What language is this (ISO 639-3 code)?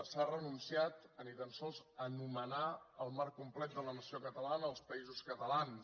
cat